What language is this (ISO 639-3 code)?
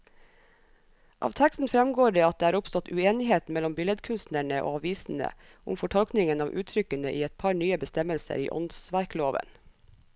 nor